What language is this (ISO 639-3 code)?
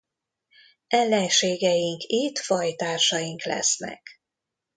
hun